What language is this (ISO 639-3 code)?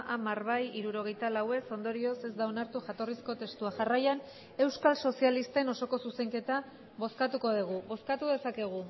eus